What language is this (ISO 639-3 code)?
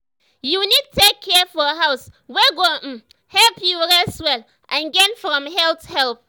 pcm